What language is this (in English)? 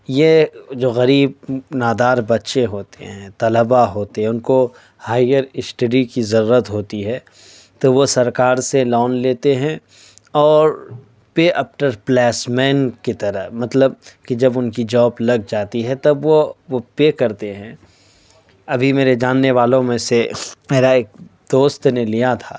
Urdu